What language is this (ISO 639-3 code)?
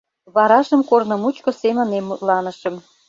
chm